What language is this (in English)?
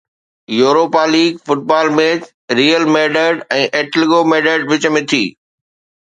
Sindhi